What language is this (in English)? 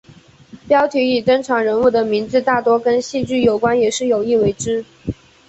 Chinese